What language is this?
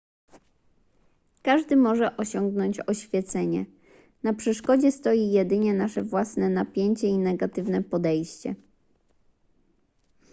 Polish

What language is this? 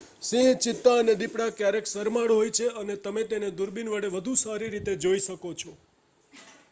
Gujarati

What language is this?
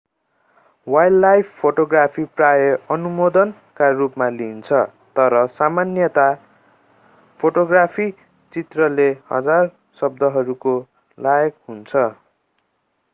Nepali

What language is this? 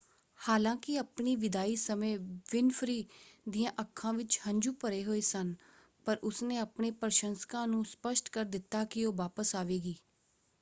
Punjabi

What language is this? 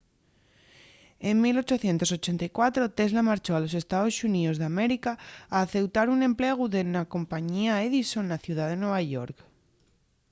Asturian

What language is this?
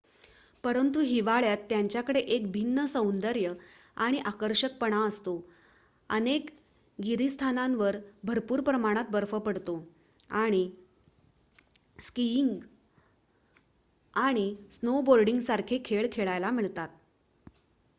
Marathi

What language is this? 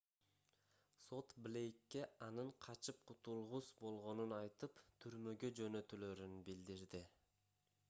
Kyrgyz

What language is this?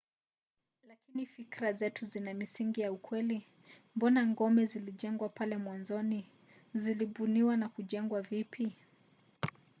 Swahili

